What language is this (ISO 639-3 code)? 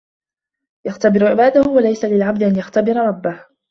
ara